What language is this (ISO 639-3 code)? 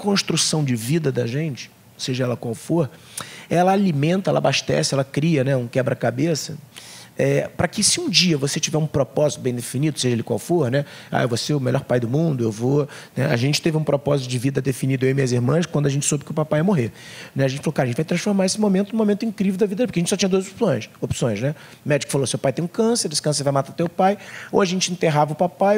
por